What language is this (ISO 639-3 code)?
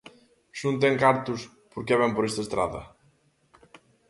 glg